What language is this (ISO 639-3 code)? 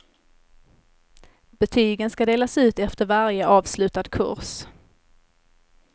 swe